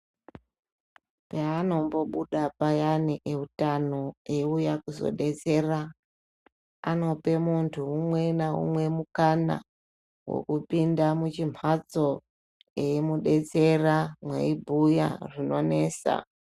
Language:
Ndau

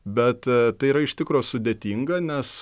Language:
Lithuanian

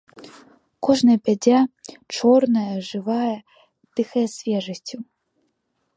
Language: Belarusian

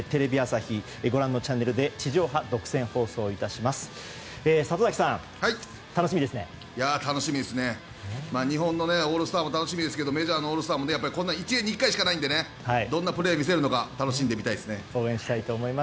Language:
Japanese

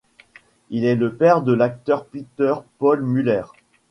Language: French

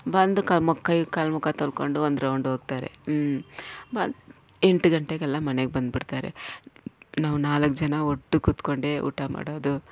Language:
Kannada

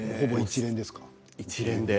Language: Japanese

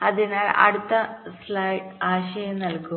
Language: Malayalam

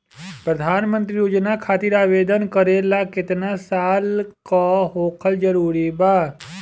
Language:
Bhojpuri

